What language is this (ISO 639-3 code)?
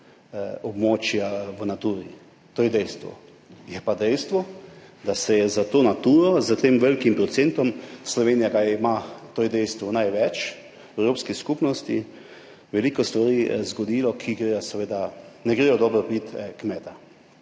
slv